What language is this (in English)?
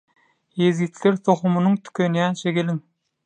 Turkmen